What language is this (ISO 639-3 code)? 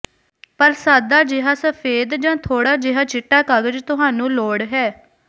pan